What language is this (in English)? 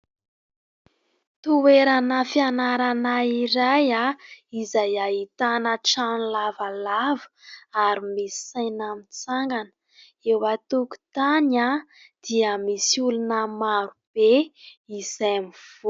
Malagasy